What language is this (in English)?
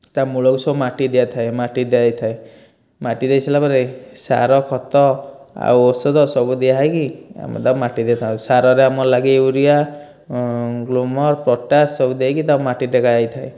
Odia